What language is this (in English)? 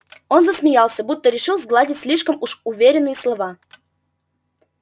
Russian